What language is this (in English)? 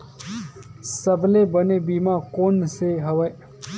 Chhattisgarhi